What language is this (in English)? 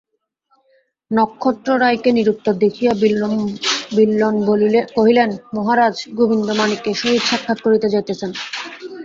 Bangla